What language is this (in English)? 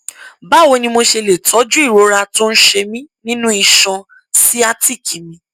Yoruba